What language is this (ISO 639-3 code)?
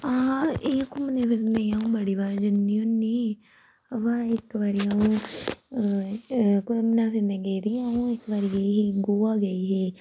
doi